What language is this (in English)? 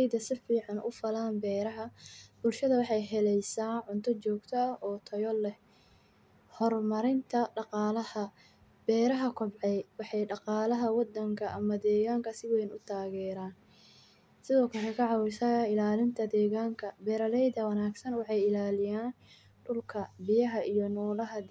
Somali